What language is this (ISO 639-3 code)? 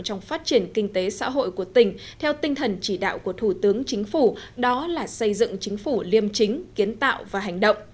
vie